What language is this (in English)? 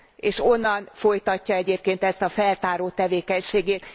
Hungarian